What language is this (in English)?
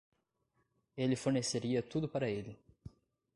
Portuguese